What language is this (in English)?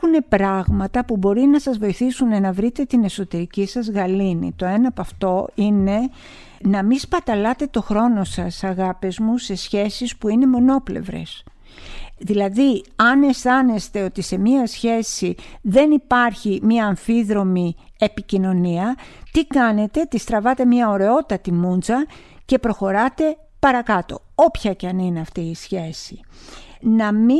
Greek